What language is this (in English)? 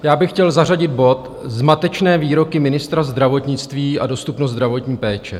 Czech